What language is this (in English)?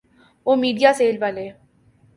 Urdu